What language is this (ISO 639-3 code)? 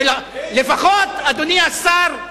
heb